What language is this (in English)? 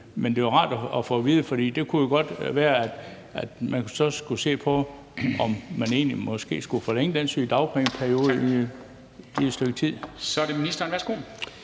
Danish